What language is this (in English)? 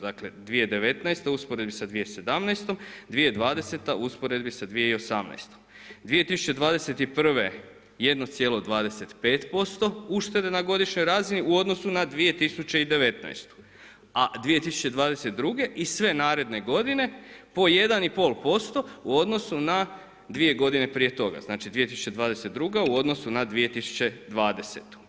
Croatian